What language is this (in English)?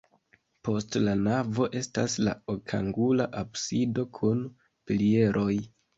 Esperanto